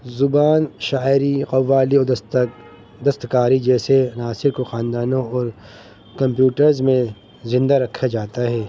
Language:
Urdu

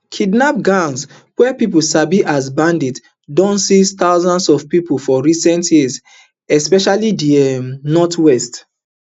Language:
Nigerian Pidgin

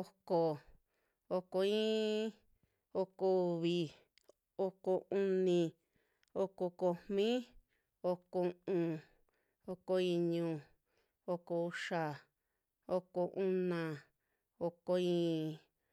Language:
Western Juxtlahuaca Mixtec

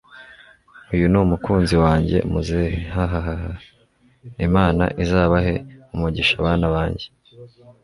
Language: Kinyarwanda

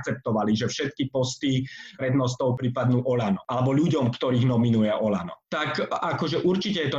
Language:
Slovak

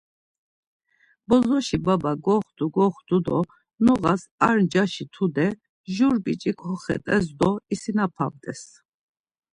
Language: Laz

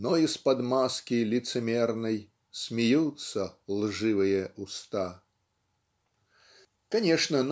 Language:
Russian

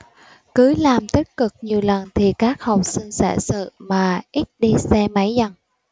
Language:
Vietnamese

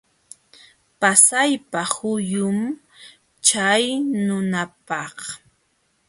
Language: Jauja Wanca Quechua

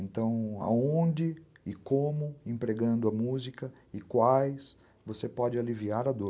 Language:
Portuguese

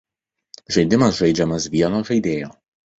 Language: Lithuanian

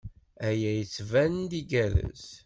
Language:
Kabyle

